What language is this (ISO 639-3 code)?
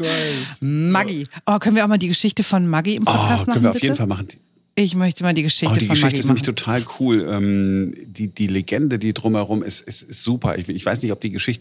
deu